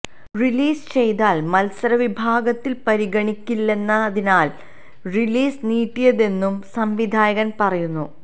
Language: Malayalam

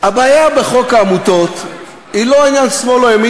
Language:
Hebrew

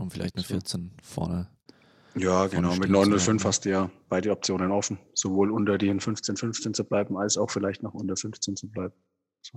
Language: German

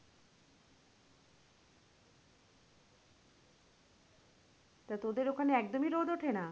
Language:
Bangla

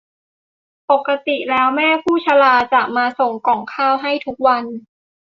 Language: Thai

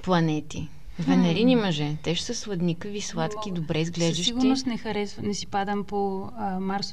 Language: Bulgarian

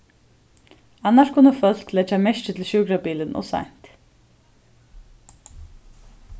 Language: Faroese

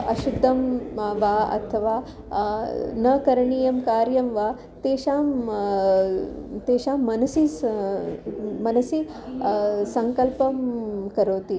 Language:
Sanskrit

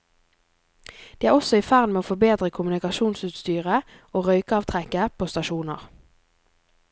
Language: Norwegian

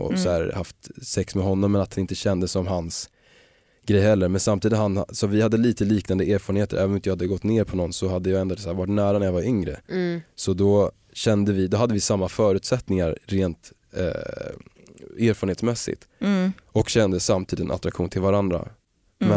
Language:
Swedish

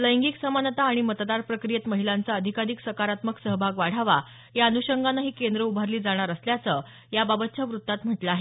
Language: Marathi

